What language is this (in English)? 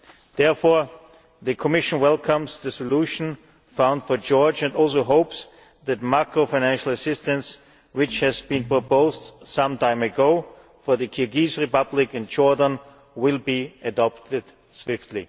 English